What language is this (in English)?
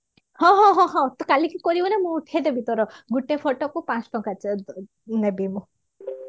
Odia